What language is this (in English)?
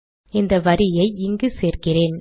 Tamil